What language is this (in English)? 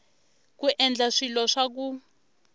Tsonga